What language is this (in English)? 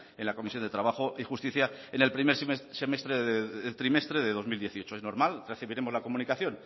Spanish